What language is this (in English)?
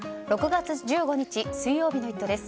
Japanese